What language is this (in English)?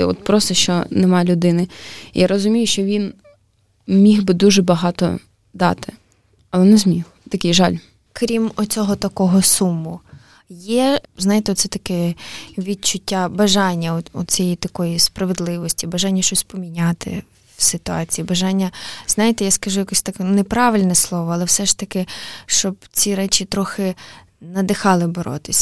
Ukrainian